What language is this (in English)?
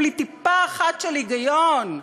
Hebrew